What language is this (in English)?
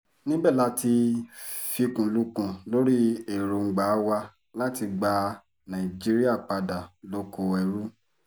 Yoruba